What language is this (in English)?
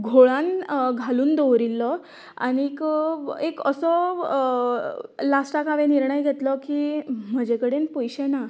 Konkani